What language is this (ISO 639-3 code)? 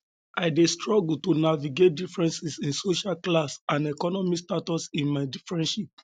pcm